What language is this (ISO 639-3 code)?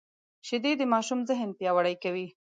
pus